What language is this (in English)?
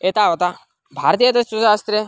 Sanskrit